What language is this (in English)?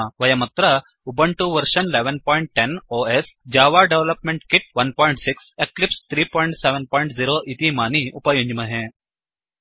Sanskrit